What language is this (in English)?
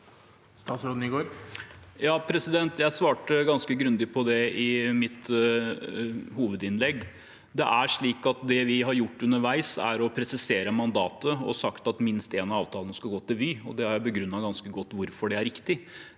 Norwegian